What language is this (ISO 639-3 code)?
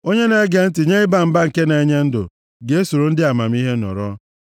ibo